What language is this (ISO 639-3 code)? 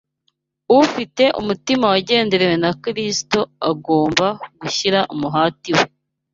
kin